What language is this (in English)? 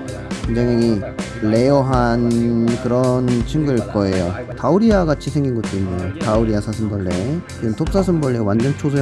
Korean